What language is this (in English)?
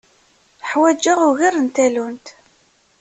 Kabyle